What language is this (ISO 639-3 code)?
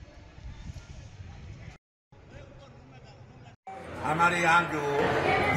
hin